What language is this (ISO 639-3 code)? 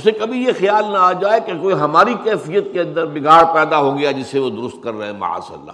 urd